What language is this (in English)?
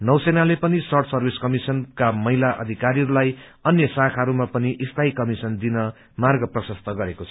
Nepali